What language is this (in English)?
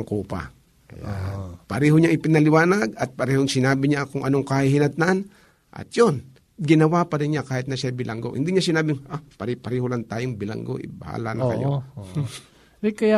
Filipino